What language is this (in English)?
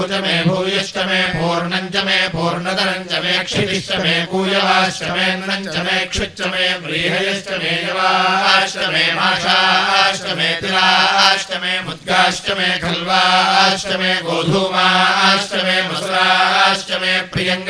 Arabic